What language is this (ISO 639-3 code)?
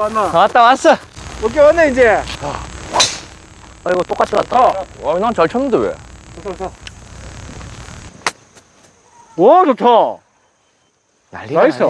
kor